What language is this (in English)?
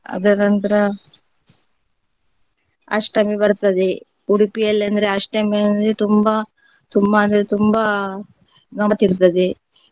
Kannada